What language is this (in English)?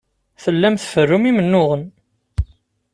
Kabyle